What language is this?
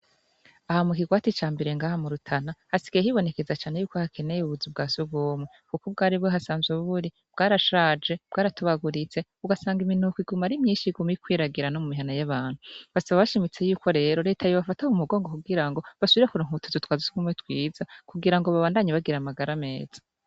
Rundi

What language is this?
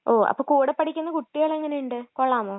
Malayalam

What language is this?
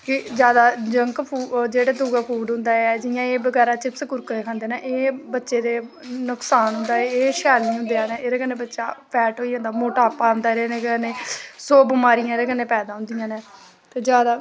Dogri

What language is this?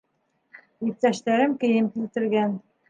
Bashkir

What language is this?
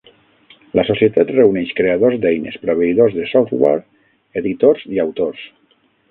Catalan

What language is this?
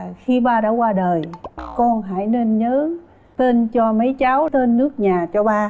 Vietnamese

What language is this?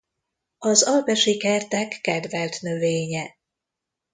Hungarian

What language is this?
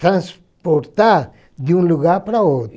Portuguese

